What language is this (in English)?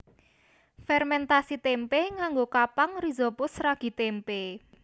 Javanese